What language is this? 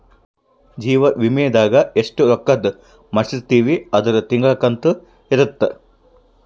Kannada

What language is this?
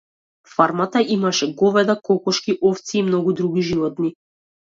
Macedonian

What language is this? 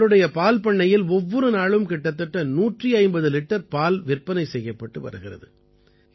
Tamil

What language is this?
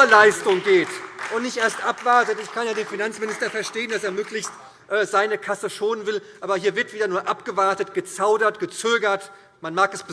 German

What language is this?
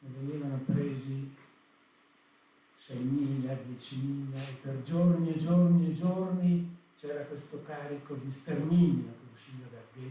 Italian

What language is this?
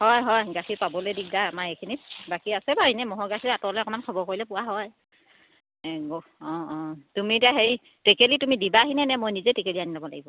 Assamese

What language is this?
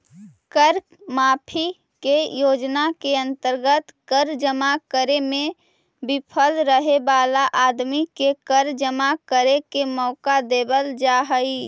Magahi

